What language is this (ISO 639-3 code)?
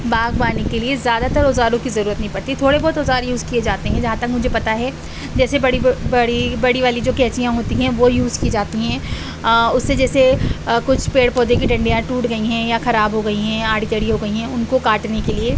urd